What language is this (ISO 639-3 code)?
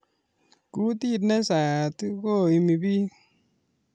kln